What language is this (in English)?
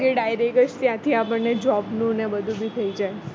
Gujarati